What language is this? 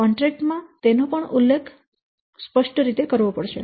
Gujarati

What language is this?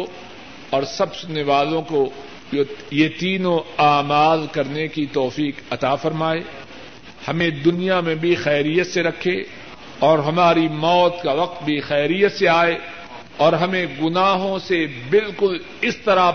Urdu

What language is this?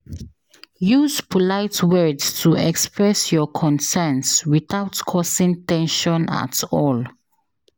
Nigerian Pidgin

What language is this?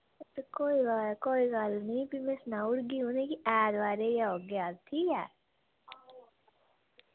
Dogri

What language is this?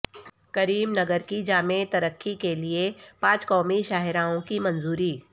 Urdu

